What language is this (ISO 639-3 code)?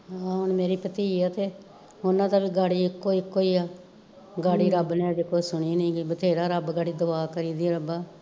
pan